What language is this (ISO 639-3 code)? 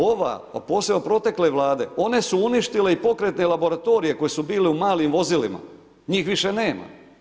hrv